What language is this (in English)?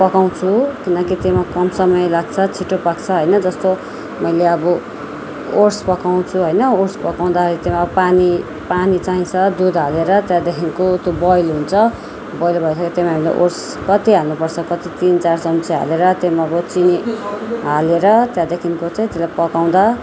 Nepali